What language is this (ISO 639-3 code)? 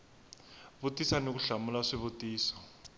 tso